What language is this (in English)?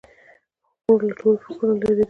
Pashto